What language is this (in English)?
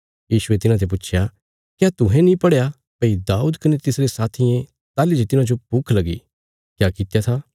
Bilaspuri